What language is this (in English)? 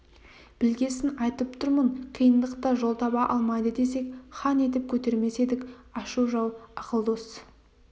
Kazakh